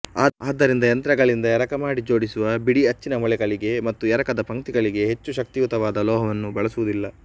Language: Kannada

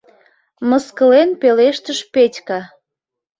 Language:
Mari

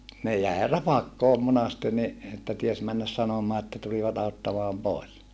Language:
Finnish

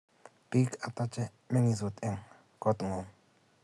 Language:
Kalenjin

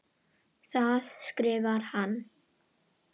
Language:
Icelandic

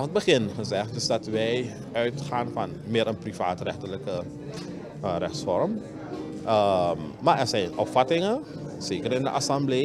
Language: Dutch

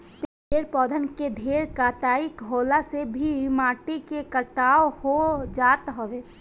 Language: Bhojpuri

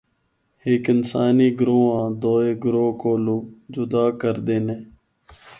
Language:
Northern Hindko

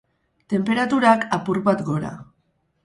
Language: Basque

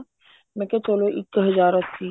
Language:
Punjabi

